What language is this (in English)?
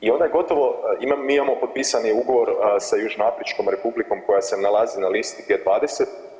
Croatian